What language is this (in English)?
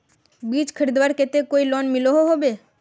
Magahi